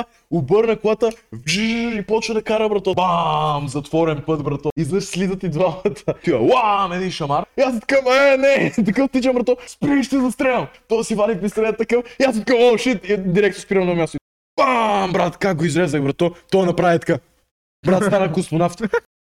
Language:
Bulgarian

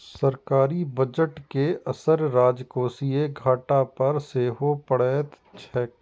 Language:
Maithili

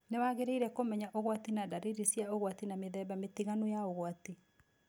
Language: Kikuyu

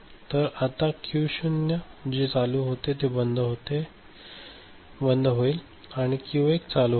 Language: Marathi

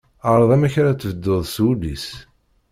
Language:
Kabyle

